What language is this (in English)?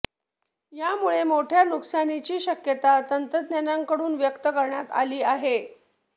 Marathi